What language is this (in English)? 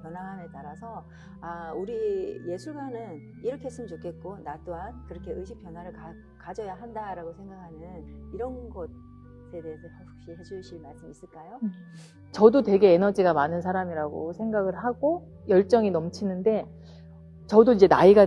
Korean